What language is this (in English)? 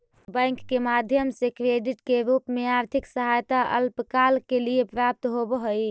Magahi